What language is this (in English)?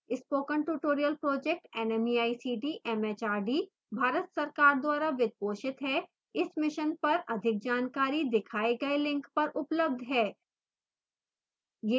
Hindi